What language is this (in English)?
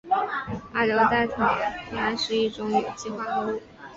Chinese